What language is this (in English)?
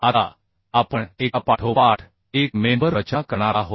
Marathi